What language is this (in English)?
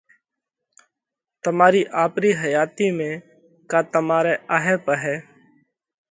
Parkari Koli